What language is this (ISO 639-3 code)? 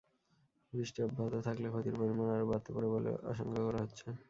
ben